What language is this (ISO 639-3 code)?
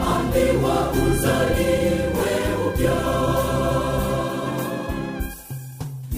swa